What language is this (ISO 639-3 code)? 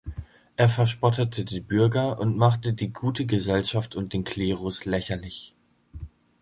deu